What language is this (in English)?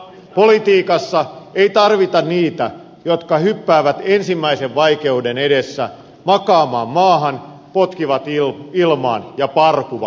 Finnish